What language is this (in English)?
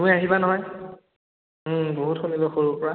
Assamese